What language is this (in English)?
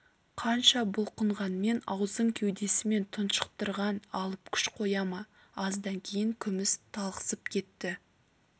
Kazakh